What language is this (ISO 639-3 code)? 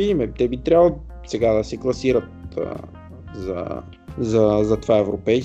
bul